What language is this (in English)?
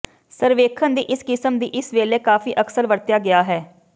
Punjabi